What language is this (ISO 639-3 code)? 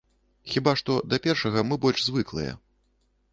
bel